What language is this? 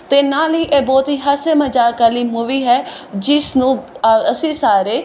Punjabi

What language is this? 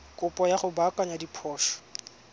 Tswana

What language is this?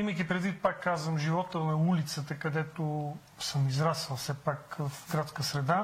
Bulgarian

